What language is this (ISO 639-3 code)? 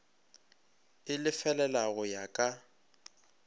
nso